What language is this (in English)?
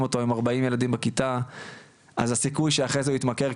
Hebrew